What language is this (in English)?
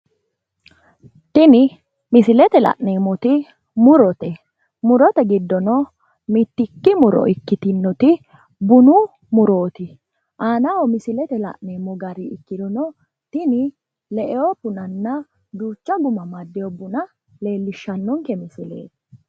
Sidamo